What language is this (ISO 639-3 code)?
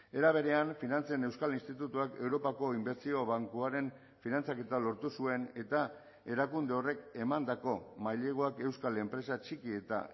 eus